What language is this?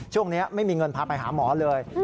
Thai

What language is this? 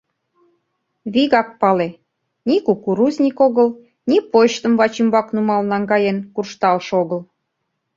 Mari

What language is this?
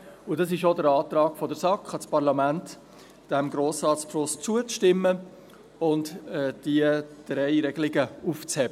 Swiss German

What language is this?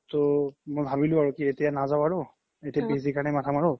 Assamese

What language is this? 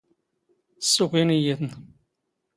Standard Moroccan Tamazight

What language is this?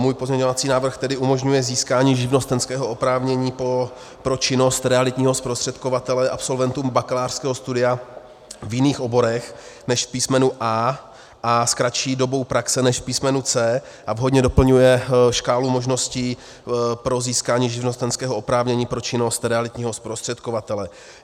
Czech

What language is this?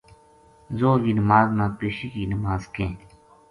Gujari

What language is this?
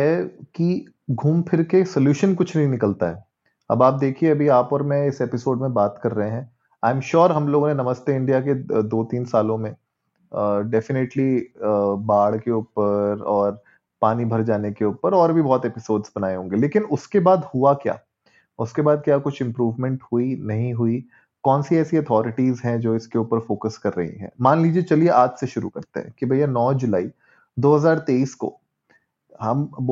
Hindi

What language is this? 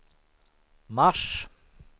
Swedish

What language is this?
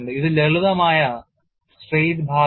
Malayalam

